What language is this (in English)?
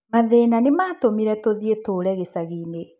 Kikuyu